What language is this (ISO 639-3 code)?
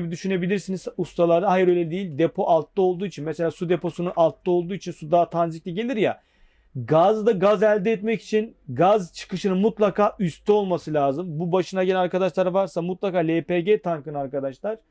tur